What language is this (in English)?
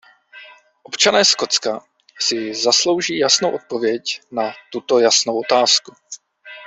Czech